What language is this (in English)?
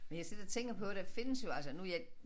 Danish